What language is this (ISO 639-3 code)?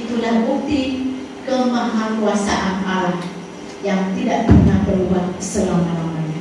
msa